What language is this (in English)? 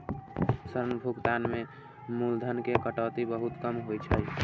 Maithili